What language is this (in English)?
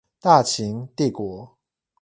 Chinese